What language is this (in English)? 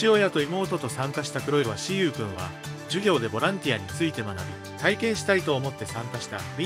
Japanese